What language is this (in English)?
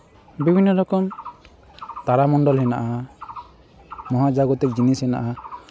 Santali